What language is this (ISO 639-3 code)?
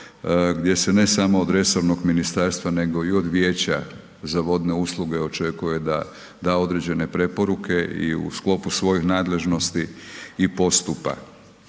hrv